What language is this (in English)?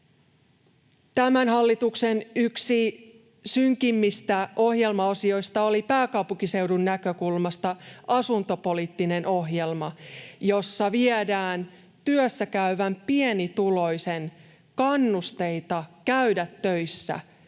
Finnish